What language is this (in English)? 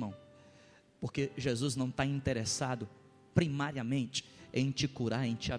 Portuguese